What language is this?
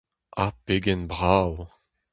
Breton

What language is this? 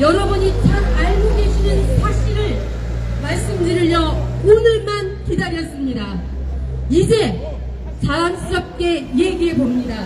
Korean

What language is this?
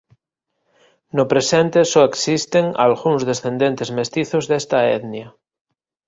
Galician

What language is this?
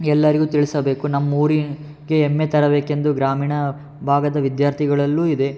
Kannada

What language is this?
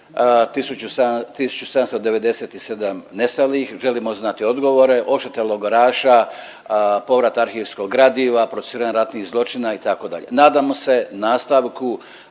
Croatian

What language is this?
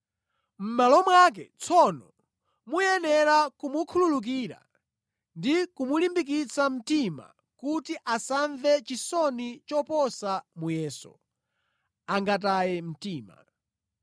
Nyanja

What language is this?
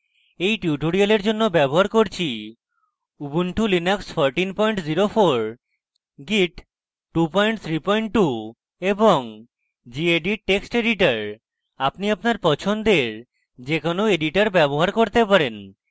Bangla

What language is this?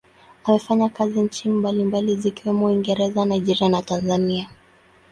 Swahili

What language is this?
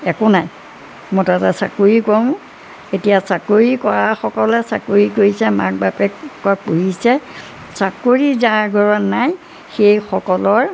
Assamese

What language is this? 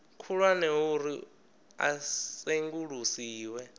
Venda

